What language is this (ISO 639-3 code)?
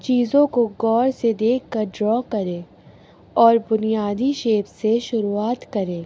urd